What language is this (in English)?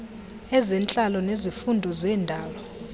Xhosa